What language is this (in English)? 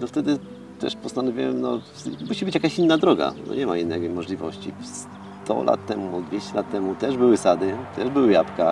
Polish